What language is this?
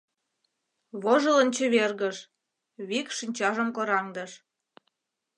Mari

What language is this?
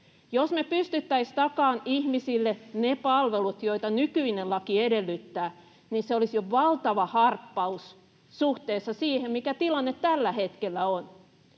Finnish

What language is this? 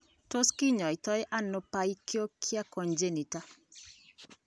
Kalenjin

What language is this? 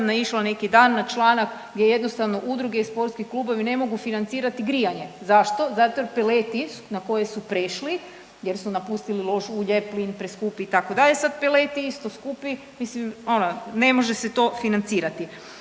Croatian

